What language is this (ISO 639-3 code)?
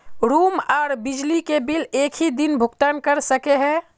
mag